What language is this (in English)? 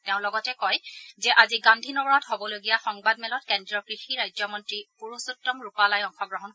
Assamese